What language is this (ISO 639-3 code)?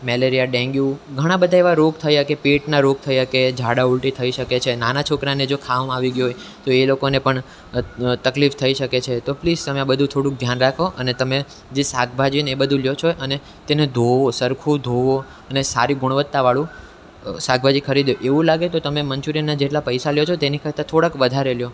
guj